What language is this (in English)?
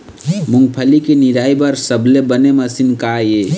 Chhattisgarhi